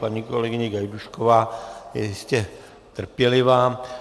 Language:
Czech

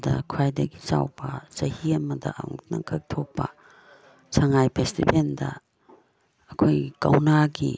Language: Manipuri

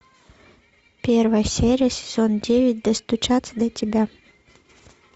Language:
Russian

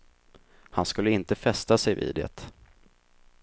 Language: Swedish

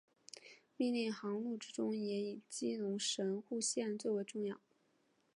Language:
Chinese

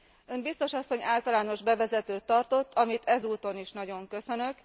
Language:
Hungarian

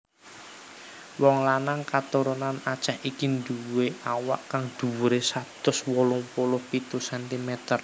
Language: Javanese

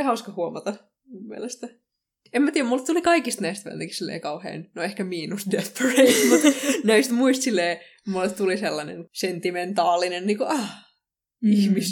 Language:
Finnish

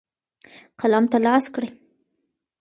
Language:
Pashto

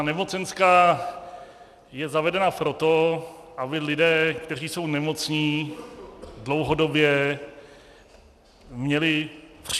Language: Czech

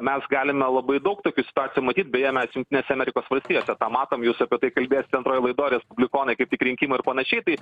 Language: Lithuanian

